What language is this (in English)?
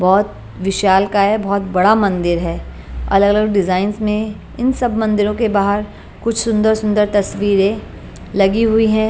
Hindi